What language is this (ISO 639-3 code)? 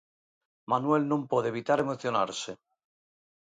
glg